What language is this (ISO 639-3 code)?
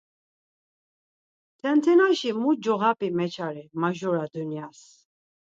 lzz